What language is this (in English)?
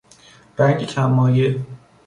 Persian